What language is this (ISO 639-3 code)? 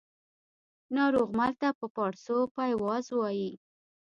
pus